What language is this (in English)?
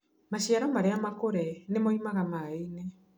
Kikuyu